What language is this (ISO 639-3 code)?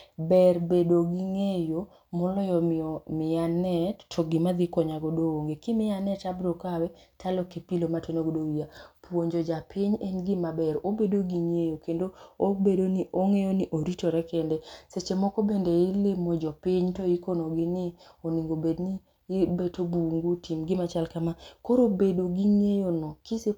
luo